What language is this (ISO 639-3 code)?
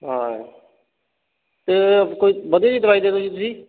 pan